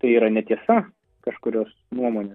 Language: Lithuanian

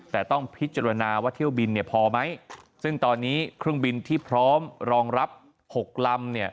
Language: Thai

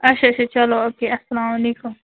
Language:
Kashmiri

